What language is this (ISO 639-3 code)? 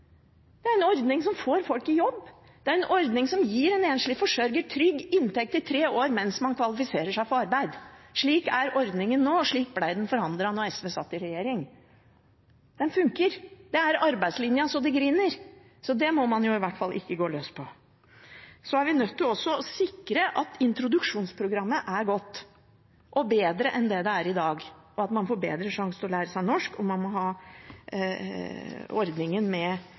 nob